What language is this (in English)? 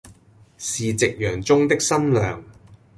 Cantonese